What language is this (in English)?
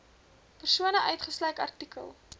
Afrikaans